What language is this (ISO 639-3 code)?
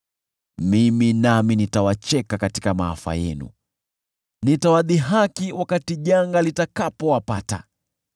swa